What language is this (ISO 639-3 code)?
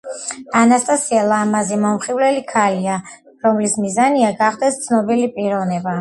kat